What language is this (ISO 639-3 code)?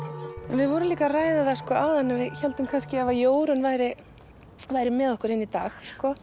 isl